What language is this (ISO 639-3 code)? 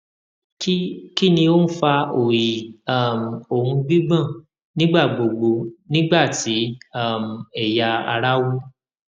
yor